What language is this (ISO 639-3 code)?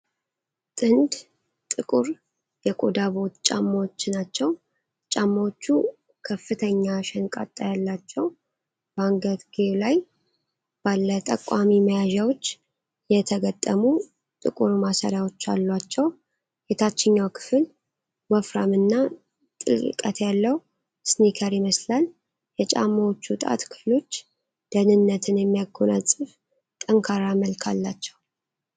amh